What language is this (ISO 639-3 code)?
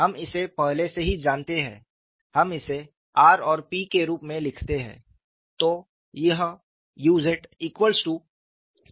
hin